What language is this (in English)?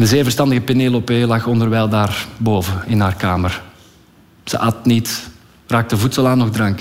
Dutch